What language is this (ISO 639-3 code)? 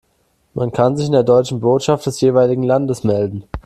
deu